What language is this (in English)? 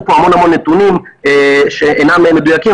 Hebrew